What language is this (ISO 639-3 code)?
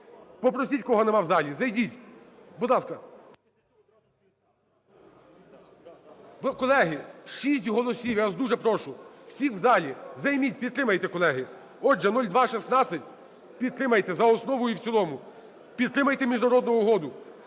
ukr